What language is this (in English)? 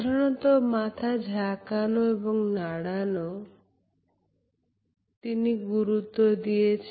Bangla